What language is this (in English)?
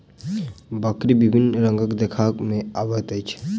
Maithili